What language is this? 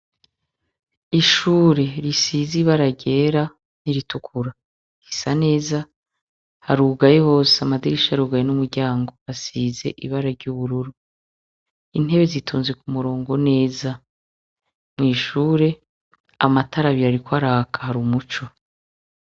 Rundi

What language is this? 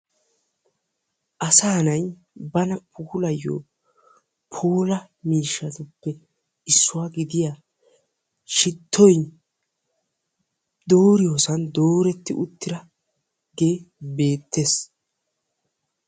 Wolaytta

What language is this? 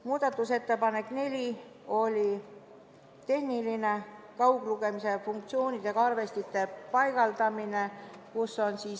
Estonian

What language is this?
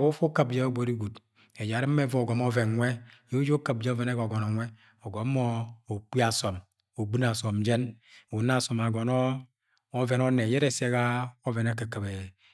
Agwagwune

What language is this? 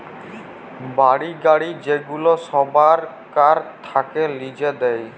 Bangla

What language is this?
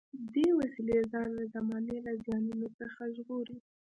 Pashto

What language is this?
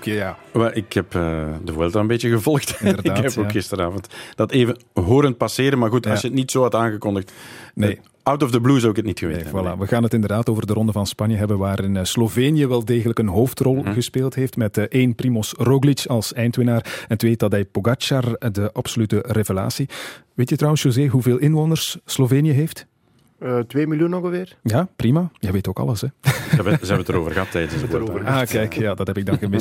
Dutch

